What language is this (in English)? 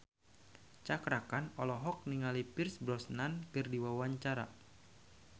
Sundanese